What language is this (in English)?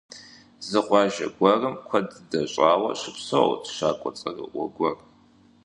Kabardian